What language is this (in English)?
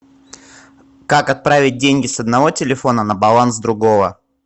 Russian